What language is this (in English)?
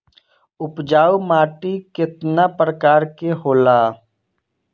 Bhojpuri